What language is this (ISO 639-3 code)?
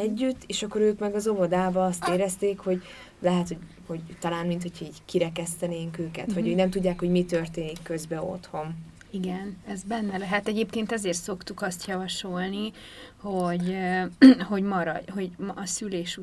hun